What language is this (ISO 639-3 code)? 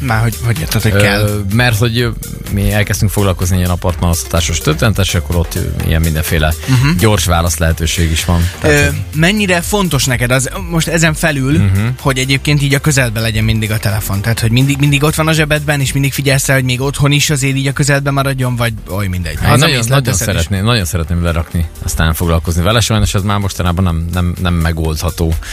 hun